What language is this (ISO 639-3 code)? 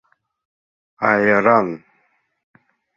chm